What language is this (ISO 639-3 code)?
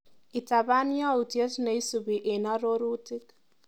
kln